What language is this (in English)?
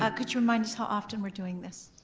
English